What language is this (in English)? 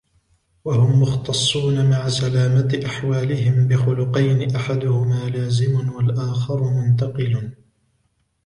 Arabic